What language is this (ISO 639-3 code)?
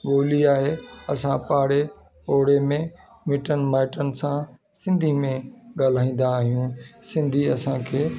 snd